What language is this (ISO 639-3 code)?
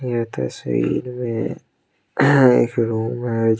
hin